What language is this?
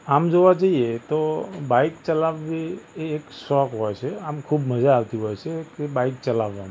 Gujarati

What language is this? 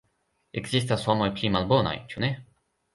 Esperanto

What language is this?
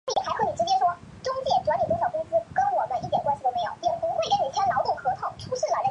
Chinese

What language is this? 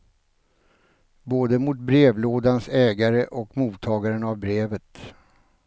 Swedish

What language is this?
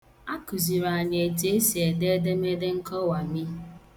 Igbo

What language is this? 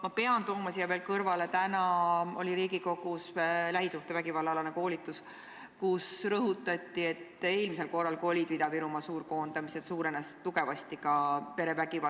Estonian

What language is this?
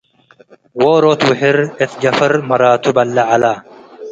Tigre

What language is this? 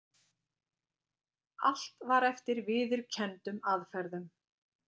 Icelandic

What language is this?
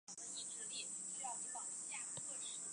Chinese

